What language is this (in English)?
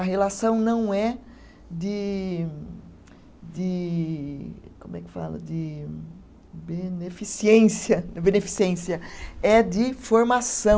Portuguese